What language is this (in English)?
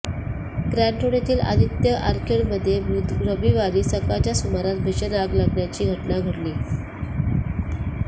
Marathi